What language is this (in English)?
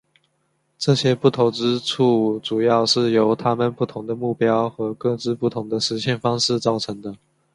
Chinese